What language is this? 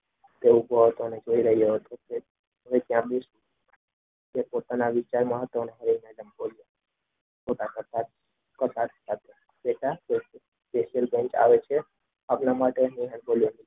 Gujarati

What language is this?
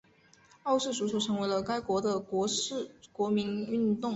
Chinese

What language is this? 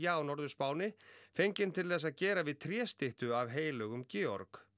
Icelandic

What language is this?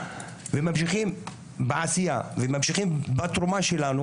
Hebrew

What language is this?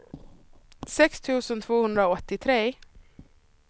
Swedish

